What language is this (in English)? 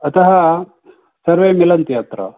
Sanskrit